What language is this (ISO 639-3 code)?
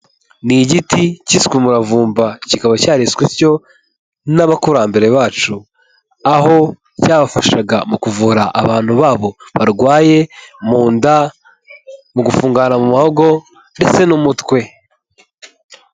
kin